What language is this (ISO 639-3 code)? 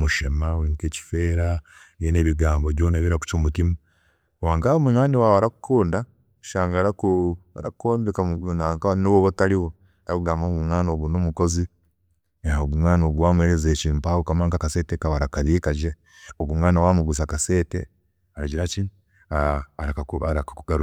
cgg